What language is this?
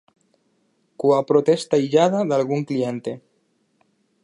Galician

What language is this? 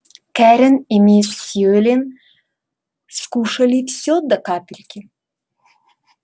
Russian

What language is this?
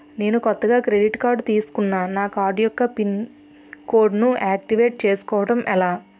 Telugu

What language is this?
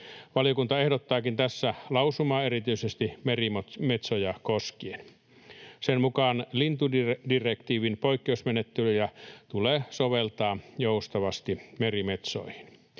Finnish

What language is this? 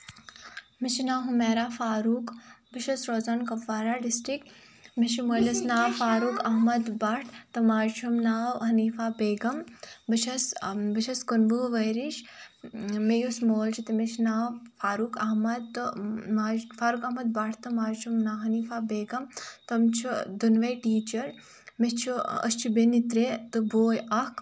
Kashmiri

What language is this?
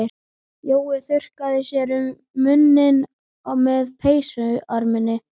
Icelandic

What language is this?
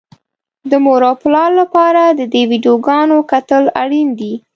Pashto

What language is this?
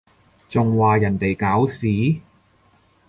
Cantonese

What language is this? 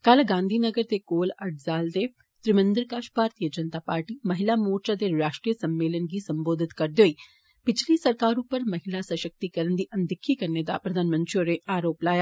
Dogri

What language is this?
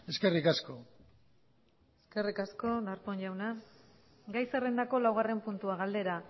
Basque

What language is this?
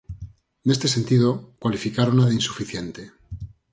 Galician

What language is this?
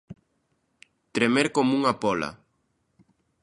Galician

